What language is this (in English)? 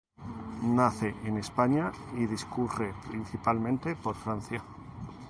Spanish